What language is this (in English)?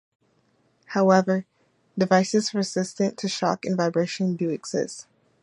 English